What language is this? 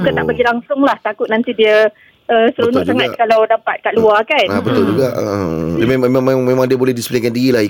Malay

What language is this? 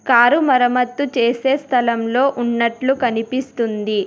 Telugu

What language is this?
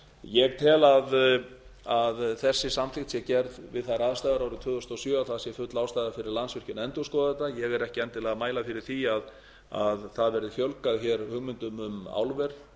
Icelandic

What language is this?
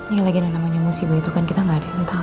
Indonesian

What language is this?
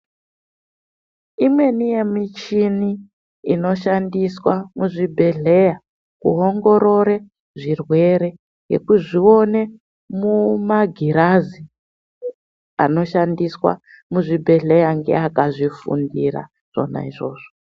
Ndau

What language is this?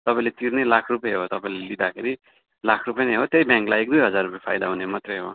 Nepali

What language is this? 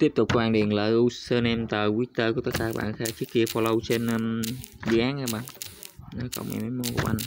Vietnamese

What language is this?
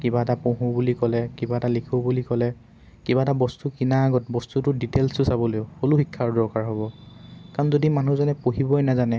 Assamese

